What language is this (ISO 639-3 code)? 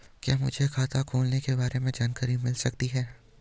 hin